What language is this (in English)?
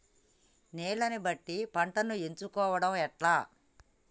Telugu